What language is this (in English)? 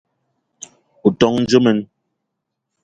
Eton (Cameroon)